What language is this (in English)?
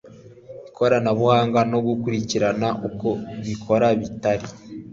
Kinyarwanda